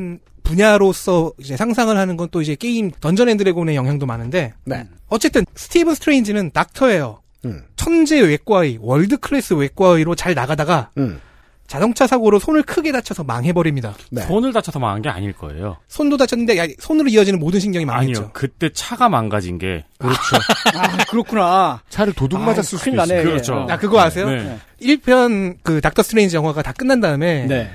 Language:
Korean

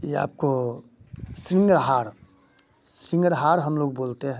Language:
Hindi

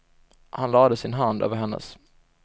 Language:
Swedish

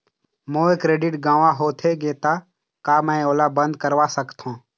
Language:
Chhattisgarhi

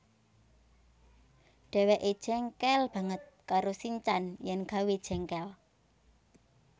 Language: Javanese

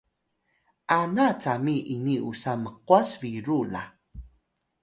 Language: Atayal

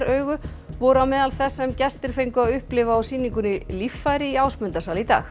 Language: Icelandic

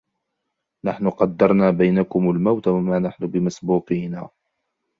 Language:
Arabic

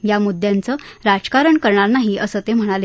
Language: Marathi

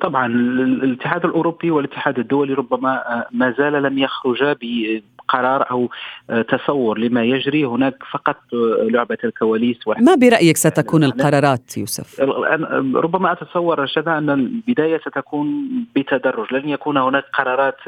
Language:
Arabic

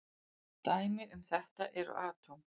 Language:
Icelandic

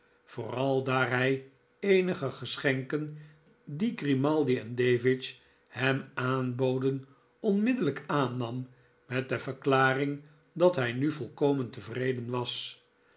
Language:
Dutch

